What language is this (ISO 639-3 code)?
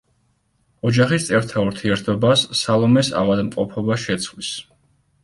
kat